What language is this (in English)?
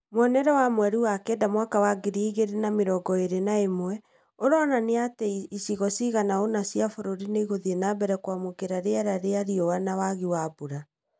Kikuyu